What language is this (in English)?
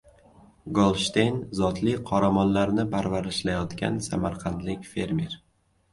Uzbek